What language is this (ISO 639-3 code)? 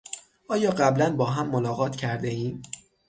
fas